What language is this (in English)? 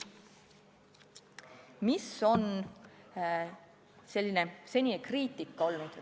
Estonian